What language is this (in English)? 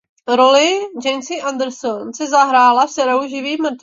Czech